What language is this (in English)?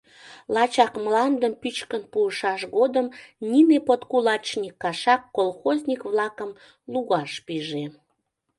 Mari